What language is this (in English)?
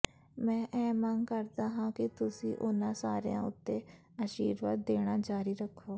Punjabi